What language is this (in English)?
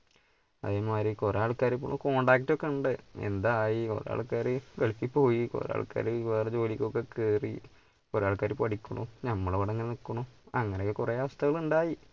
Malayalam